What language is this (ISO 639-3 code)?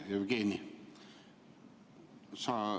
est